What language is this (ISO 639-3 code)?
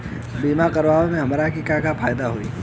bho